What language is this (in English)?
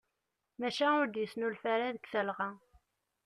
Kabyle